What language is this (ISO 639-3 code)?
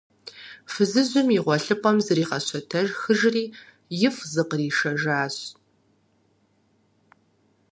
kbd